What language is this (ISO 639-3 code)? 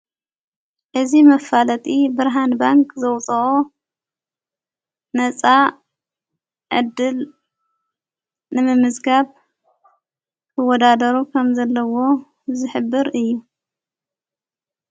tir